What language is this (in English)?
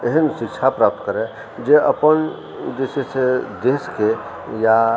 Maithili